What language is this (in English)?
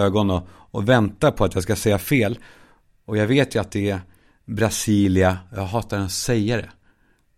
Swedish